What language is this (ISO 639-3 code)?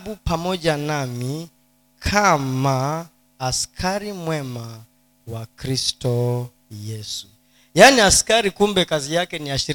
swa